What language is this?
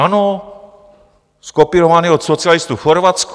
Czech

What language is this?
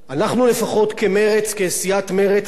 Hebrew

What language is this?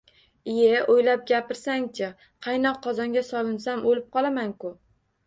Uzbek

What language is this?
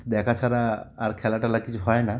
Bangla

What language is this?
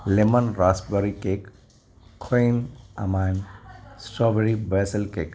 Sindhi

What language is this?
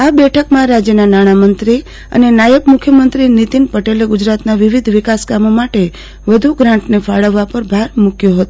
Gujarati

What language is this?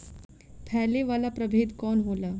Bhojpuri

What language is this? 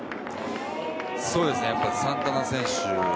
Japanese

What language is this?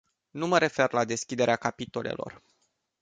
Romanian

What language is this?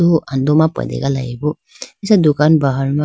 Idu-Mishmi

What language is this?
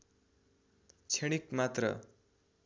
Nepali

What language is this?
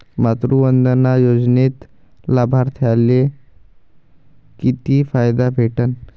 Marathi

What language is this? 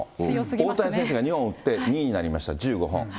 Japanese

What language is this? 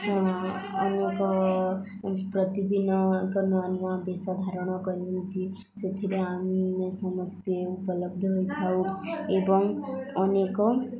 Odia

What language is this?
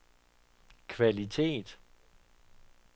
Danish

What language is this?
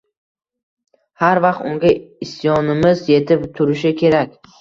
Uzbek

